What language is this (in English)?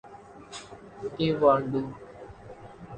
Urdu